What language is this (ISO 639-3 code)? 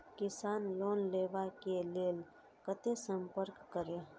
mai